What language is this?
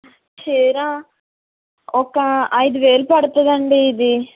Telugu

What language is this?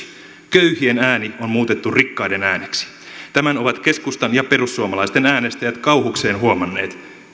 Finnish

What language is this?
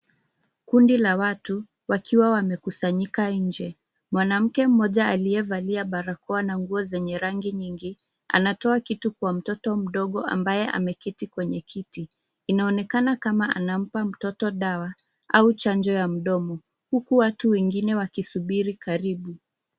Swahili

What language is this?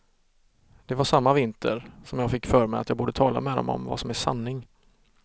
Swedish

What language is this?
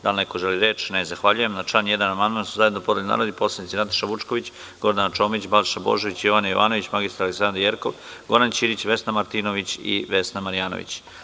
Serbian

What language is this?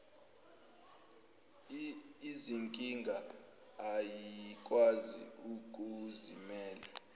Zulu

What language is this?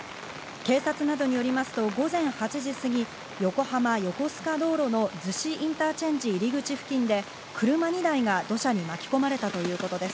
Japanese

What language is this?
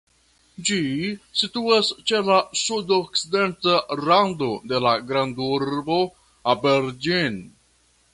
Esperanto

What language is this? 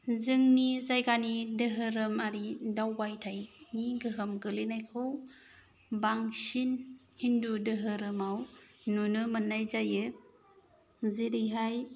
Bodo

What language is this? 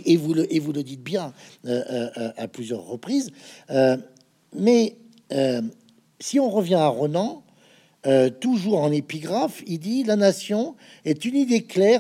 French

